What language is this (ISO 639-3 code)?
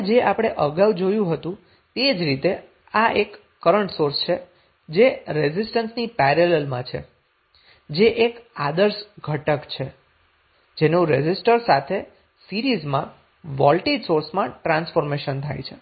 guj